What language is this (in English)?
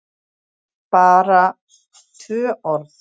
Icelandic